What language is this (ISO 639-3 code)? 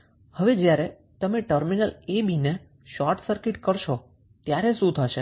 guj